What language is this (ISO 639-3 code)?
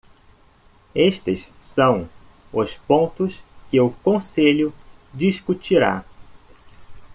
por